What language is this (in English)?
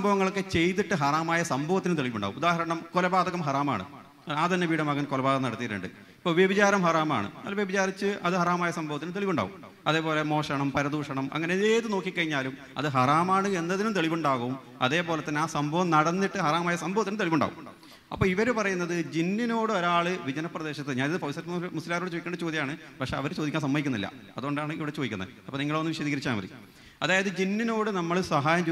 Malayalam